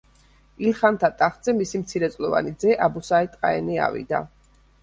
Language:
Georgian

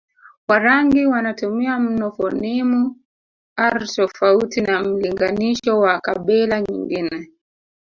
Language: Swahili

